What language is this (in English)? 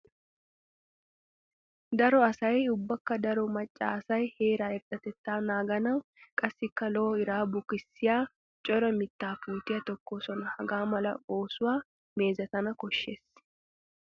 Wolaytta